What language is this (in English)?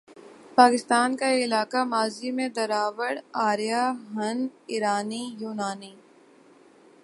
Urdu